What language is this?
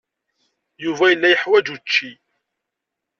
Kabyle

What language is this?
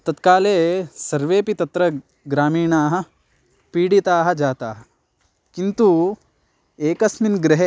Sanskrit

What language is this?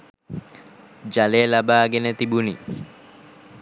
Sinhala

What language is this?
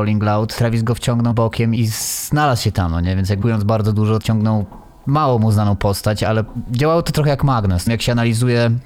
Polish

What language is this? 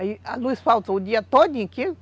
Portuguese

